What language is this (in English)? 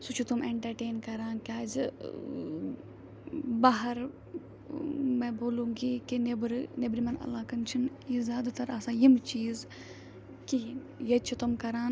Kashmiri